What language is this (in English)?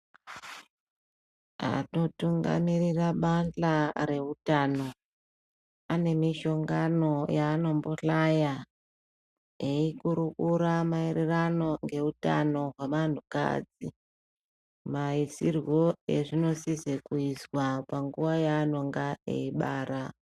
Ndau